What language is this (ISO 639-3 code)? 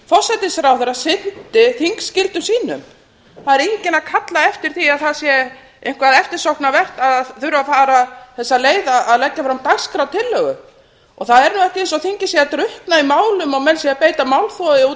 isl